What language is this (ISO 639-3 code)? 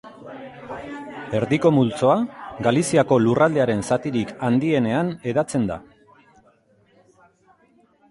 eus